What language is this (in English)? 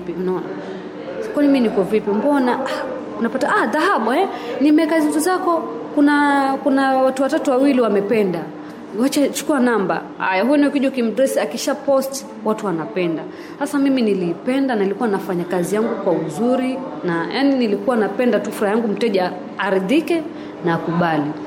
Swahili